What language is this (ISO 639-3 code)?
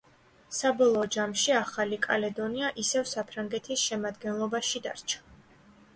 kat